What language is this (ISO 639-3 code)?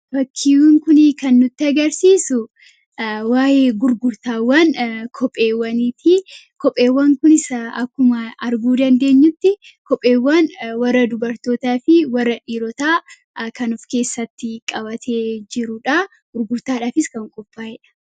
orm